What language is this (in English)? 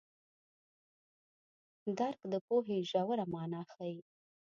Pashto